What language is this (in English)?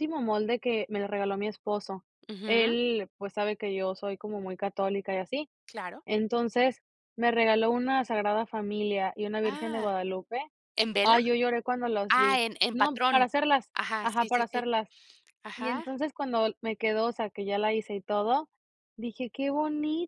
Spanish